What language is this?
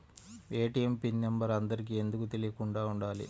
Telugu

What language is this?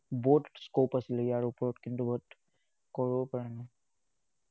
Assamese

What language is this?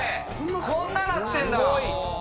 Japanese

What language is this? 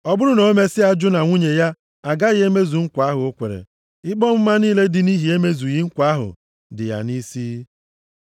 Igbo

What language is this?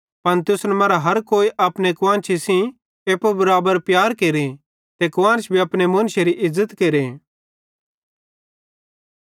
Bhadrawahi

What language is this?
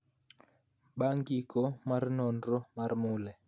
Luo (Kenya and Tanzania)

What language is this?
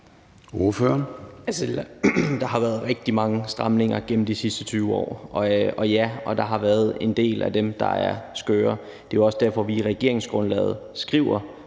Danish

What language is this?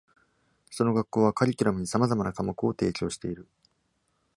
Japanese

